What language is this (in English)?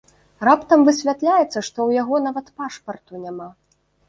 Belarusian